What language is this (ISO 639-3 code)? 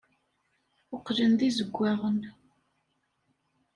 kab